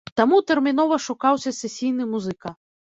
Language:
Belarusian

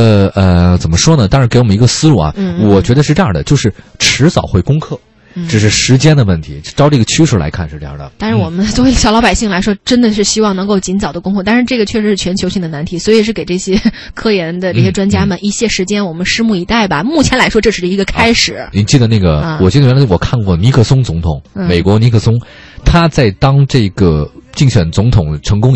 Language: Chinese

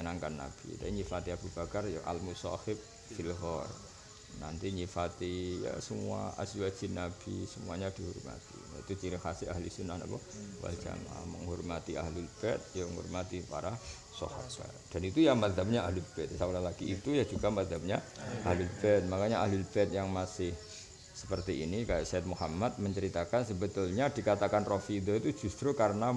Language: Indonesian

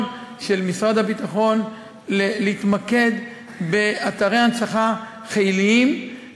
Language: Hebrew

